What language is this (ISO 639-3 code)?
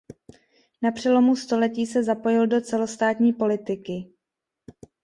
ces